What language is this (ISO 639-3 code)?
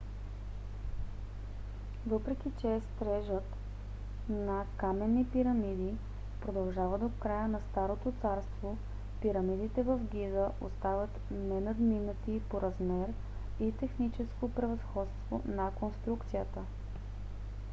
bul